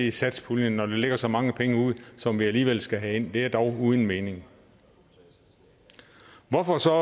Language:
Danish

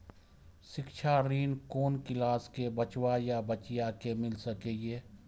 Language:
Maithili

